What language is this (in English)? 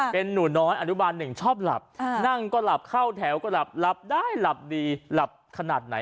Thai